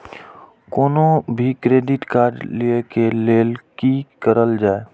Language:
Maithili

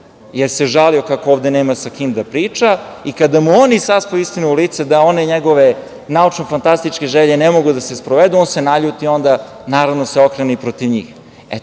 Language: Serbian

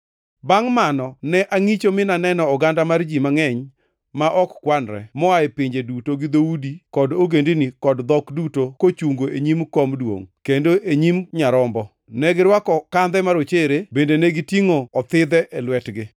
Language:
Luo (Kenya and Tanzania)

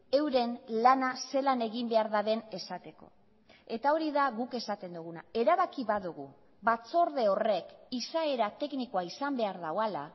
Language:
Basque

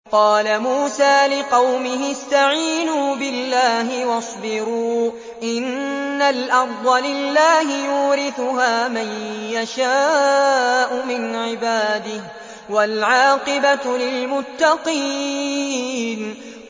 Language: Arabic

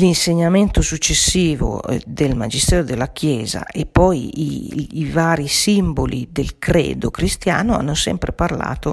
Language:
Italian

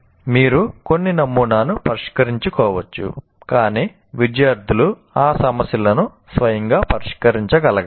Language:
Telugu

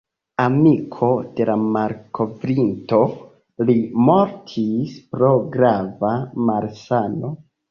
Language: Esperanto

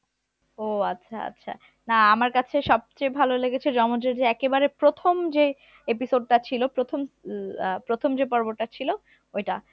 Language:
Bangla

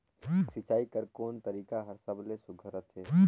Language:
Chhattisgarhi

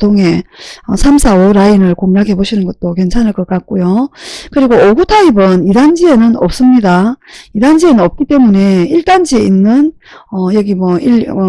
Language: Korean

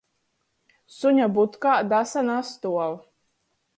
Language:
Latgalian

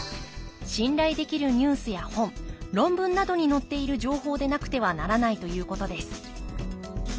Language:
Japanese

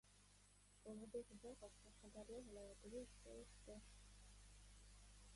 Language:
Uzbek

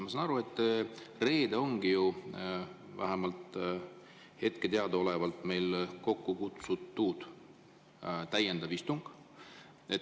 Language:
Estonian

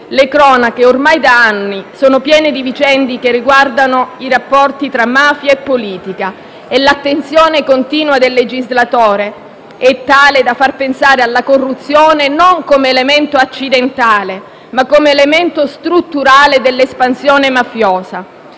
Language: Italian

